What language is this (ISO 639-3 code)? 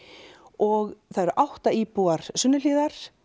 isl